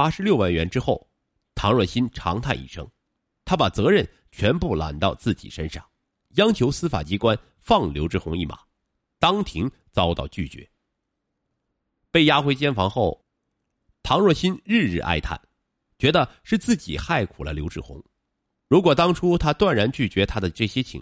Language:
Chinese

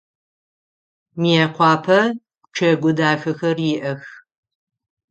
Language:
Adyghe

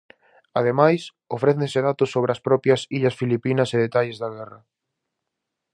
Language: Galician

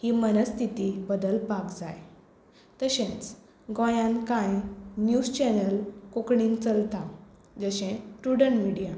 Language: Konkani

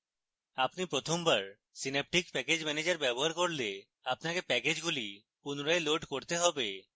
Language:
Bangla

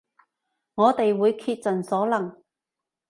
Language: Cantonese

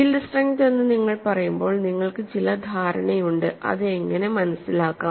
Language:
Malayalam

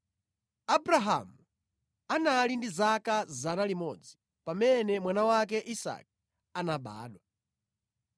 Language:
Nyanja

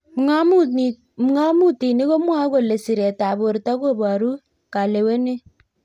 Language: Kalenjin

